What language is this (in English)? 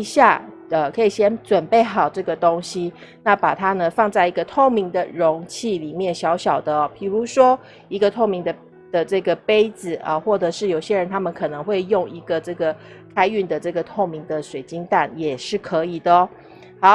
Chinese